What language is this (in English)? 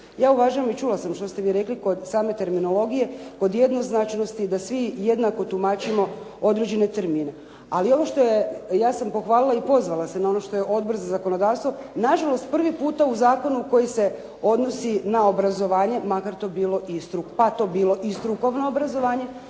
Croatian